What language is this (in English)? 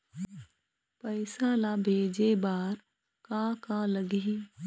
Chhattisgarhi